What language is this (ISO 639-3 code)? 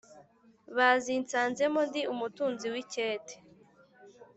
kin